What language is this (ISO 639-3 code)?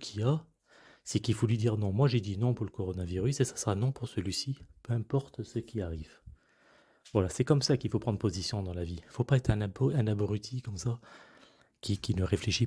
fra